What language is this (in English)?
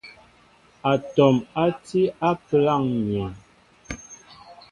Mbo (Cameroon)